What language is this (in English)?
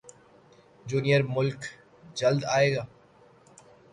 Urdu